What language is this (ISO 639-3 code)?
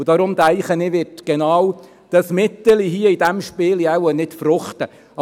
gsw